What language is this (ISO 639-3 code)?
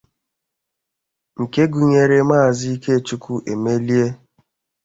ibo